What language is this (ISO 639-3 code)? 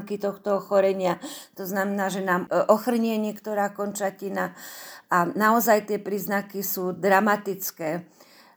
slk